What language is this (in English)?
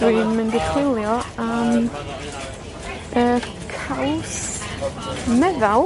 Welsh